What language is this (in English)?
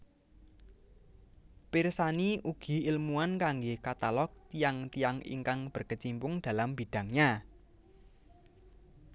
Javanese